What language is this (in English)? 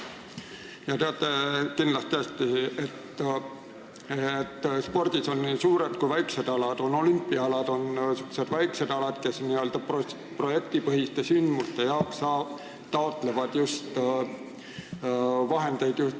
Estonian